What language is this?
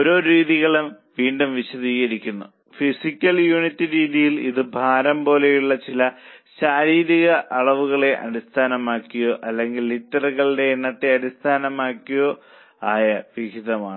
Malayalam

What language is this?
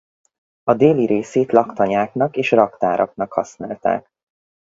Hungarian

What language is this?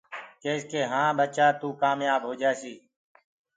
Gurgula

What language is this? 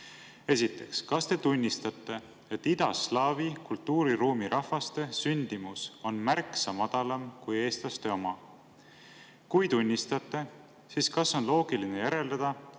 Estonian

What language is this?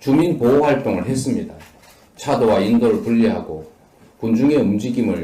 Korean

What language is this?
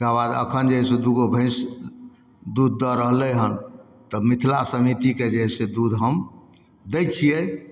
Maithili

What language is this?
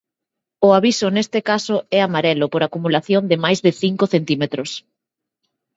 Galician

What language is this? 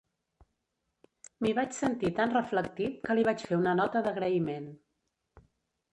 Catalan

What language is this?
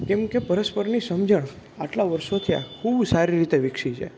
Gujarati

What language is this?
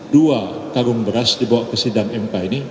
Indonesian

